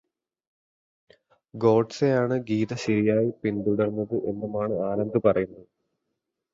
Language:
Malayalam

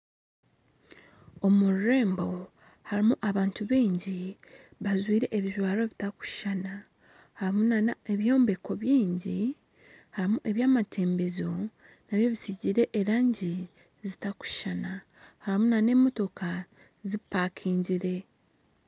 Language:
Nyankole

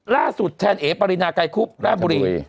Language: Thai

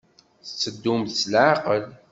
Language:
Kabyle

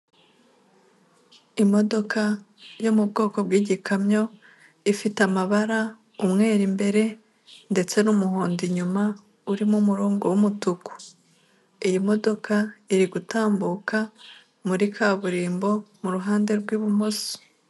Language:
Kinyarwanda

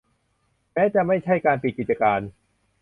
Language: Thai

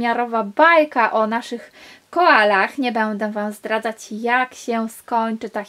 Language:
Polish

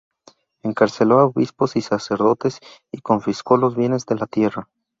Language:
Spanish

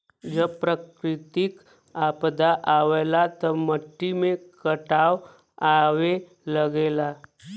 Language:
Bhojpuri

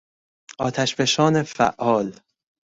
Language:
Persian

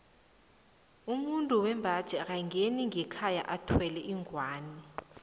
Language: South Ndebele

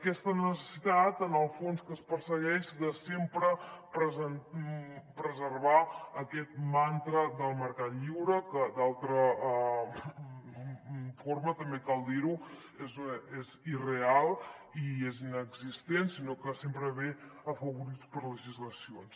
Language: Catalan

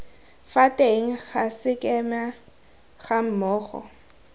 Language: Tswana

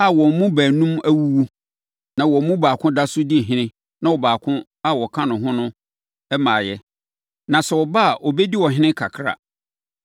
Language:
Akan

